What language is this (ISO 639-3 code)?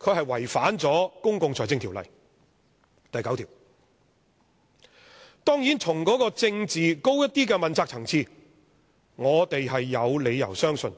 yue